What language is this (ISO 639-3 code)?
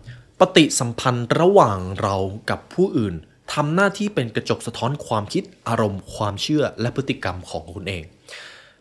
tha